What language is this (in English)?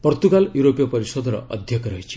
Odia